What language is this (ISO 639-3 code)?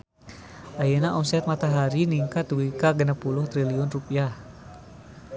sun